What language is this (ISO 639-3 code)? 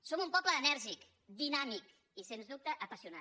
cat